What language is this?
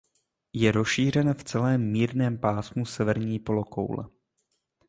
Czech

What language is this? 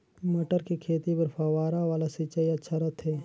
Chhattisgarhi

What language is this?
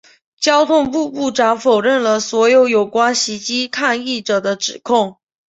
Chinese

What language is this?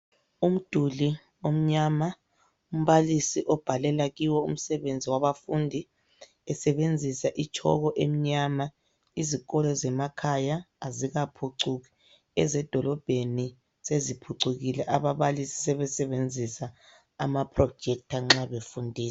North Ndebele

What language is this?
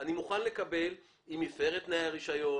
Hebrew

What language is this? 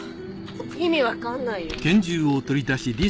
Japanese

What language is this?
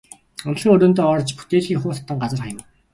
Mongolian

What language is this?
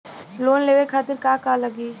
Bhojpuri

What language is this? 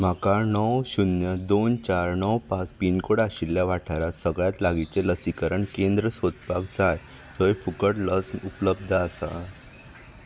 Konkani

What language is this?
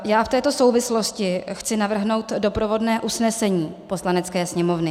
Czech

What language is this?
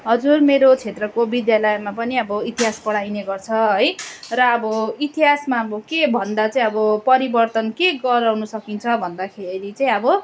Nepali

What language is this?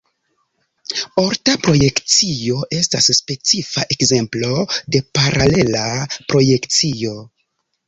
Esperanto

